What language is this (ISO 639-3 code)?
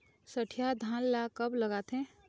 hne